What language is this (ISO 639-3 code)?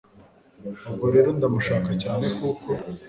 kin